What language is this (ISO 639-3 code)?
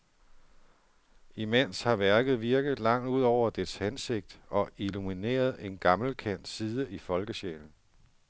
dan